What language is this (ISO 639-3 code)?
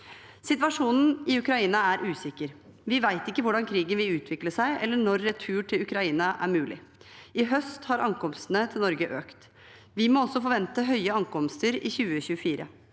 nor